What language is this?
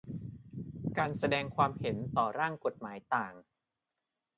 Thai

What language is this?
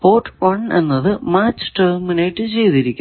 Malayalam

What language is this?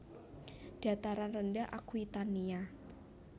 Javanese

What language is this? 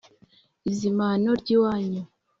Kinyarwanda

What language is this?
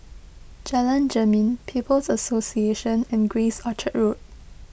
English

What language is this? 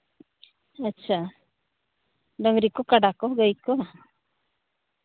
Santali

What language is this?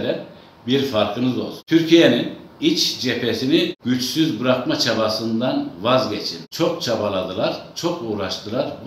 Turkish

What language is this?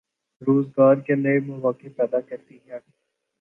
Urdu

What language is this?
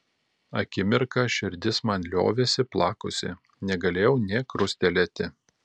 Lithuanian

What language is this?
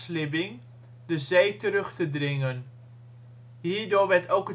Dutch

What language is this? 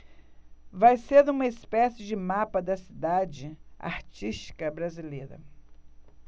Portuguese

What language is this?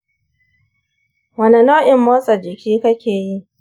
Hausa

